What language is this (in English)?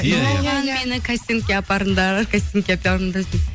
Kazakh